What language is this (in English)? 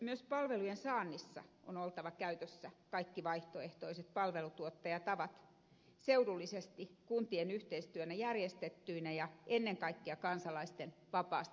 Finnish